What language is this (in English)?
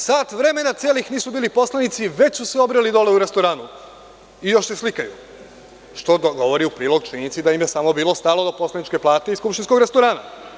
Serbian